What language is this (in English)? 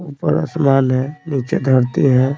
Hindi